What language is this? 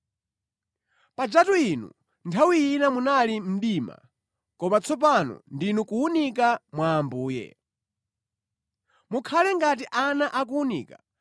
Nyanja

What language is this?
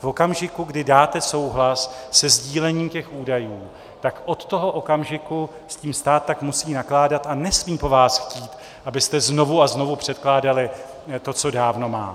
Czech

